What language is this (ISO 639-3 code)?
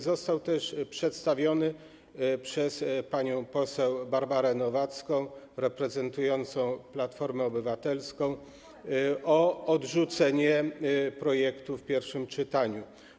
pol